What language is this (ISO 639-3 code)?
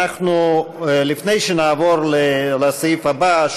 heb